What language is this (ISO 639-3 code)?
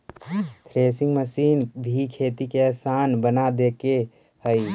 mag